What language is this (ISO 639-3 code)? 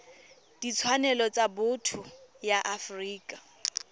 tsn